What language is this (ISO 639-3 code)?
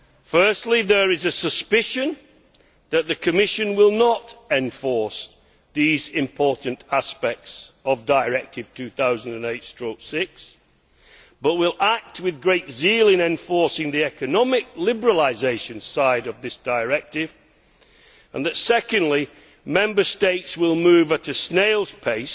eng